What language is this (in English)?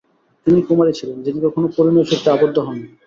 Bangla